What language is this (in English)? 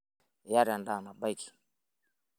Masai